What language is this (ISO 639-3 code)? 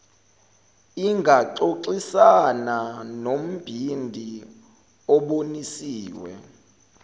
zul